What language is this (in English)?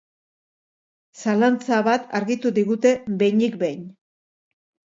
Basque